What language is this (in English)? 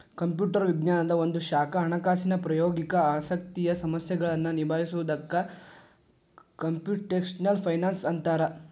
Kannada